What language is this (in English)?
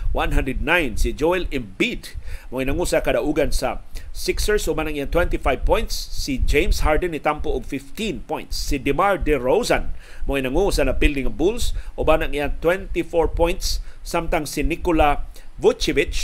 Filipino